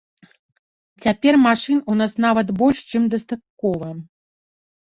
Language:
Belarusian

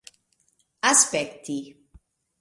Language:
Esperanto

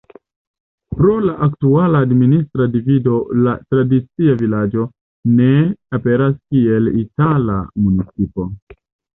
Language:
Esperanto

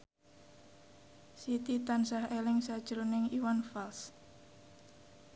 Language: Javanese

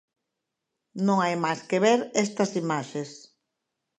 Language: Galician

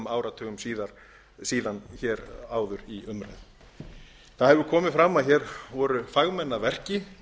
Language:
Icelandic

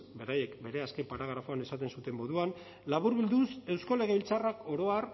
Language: Basque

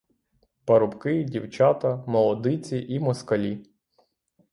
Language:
Ukrainian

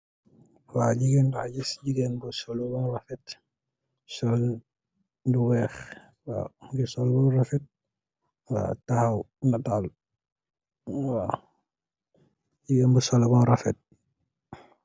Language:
Wolof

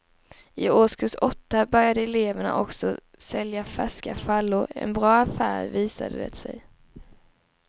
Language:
Swedish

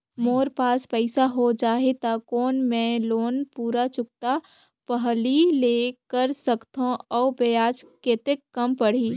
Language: Chhattisgarhi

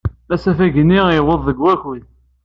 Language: Kabyle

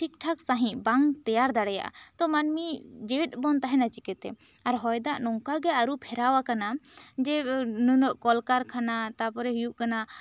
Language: Santali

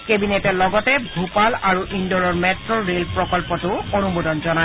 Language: Assamese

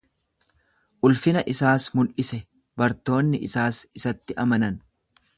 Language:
Oromo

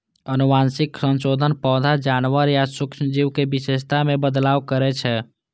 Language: Maithili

